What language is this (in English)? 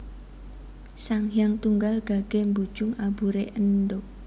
Javanese